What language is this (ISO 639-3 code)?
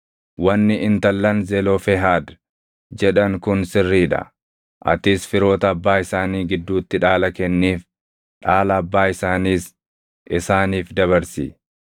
orm